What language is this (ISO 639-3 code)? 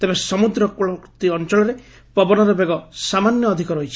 ori